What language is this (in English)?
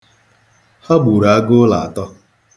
Igbo